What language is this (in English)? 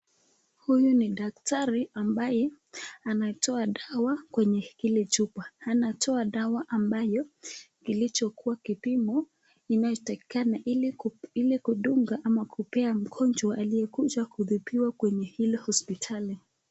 Swahili